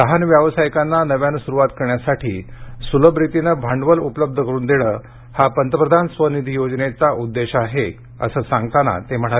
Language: Marathi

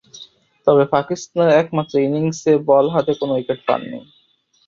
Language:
Bangla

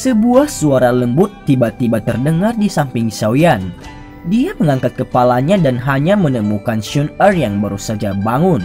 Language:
Indonesian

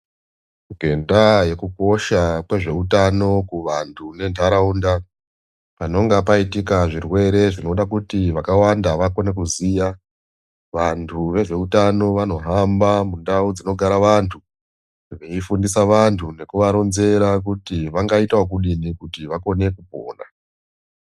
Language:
Ndau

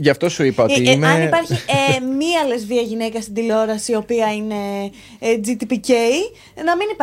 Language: Greek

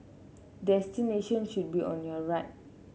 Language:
English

